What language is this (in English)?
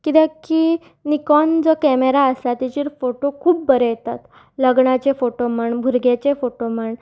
Konkani